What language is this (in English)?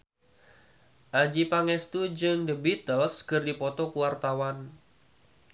Sundanese